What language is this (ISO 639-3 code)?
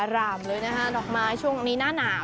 tha